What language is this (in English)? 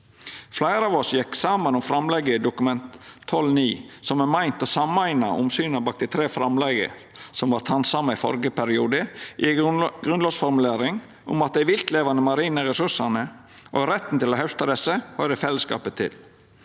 Norwegian